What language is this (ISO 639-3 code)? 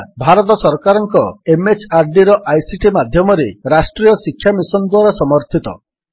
ori